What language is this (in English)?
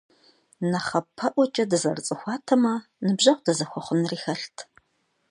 Kabardian